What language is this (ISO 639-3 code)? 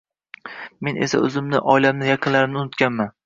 uzb